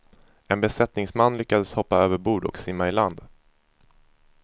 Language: Swedish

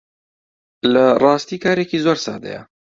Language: Central Kurdish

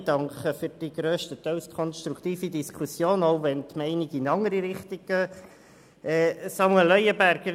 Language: Swiss German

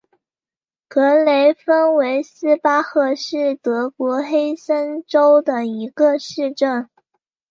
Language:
Chinese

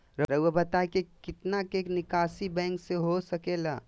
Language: Magahi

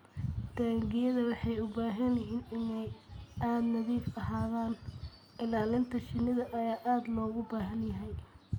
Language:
Somali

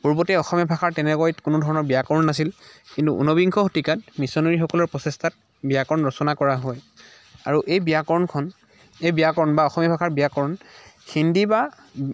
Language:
Assamese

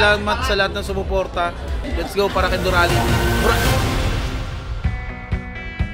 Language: Filipino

